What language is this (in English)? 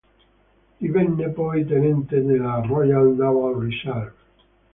Italian